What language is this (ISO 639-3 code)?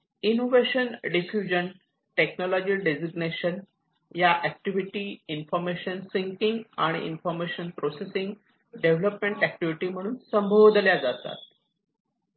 mar